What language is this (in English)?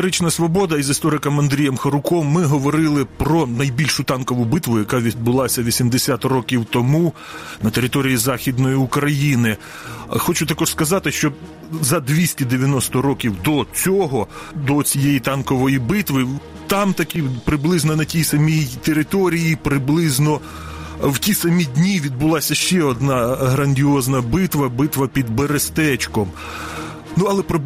Ukrainian